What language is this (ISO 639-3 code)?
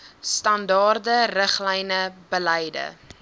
afr